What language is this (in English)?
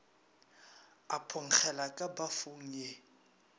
Northern Sotho